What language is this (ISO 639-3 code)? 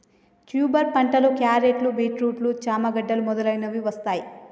tel